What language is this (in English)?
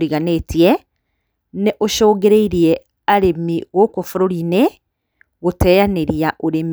Kikuyu